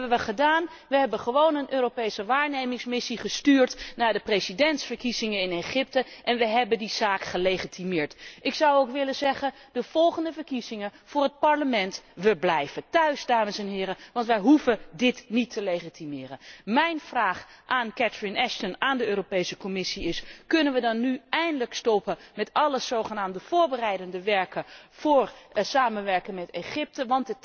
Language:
Dutch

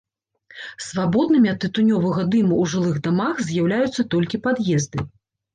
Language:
Belarusian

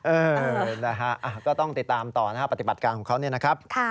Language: Thai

